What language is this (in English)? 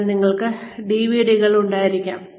Malayalam